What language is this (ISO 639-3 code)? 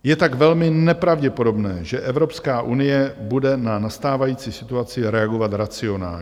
ces